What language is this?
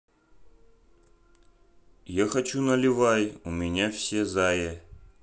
Russian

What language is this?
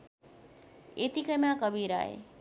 Nepali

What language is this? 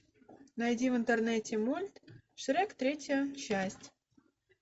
Russian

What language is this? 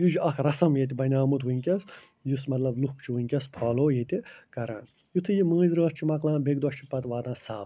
Kashmiri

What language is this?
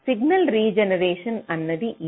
Telugu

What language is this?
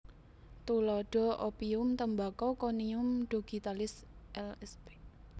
Javanese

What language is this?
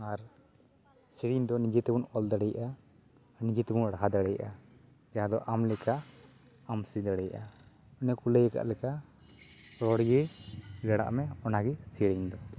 Santali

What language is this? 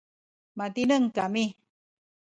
Sakizaya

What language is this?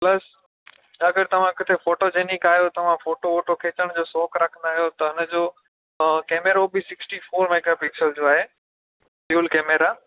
Sindhi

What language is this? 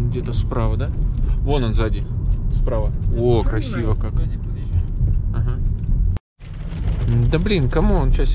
Russian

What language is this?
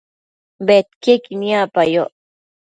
Matsés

